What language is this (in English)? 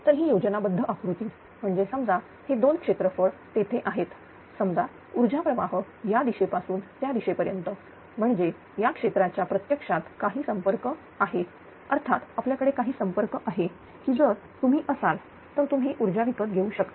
Marathi